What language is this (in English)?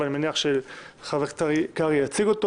Hebrew